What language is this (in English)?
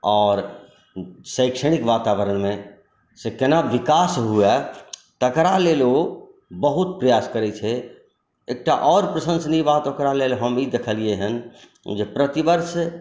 Maithili